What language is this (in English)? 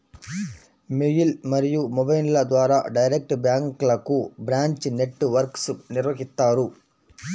Telugu